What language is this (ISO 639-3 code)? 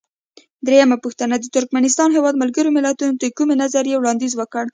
pus